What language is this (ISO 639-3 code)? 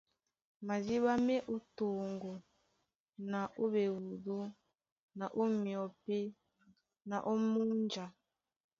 dua